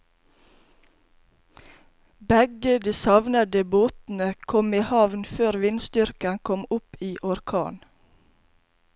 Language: Norwegian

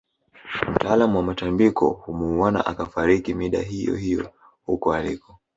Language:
Swahili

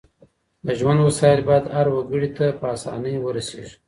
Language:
Pashto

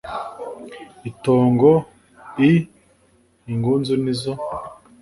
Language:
Kinyarwanda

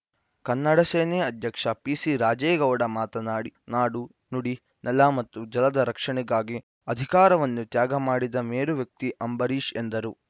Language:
Kannada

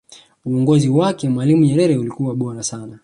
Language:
Swahili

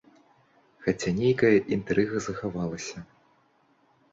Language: Belarusian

